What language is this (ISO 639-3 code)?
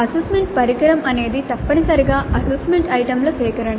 tel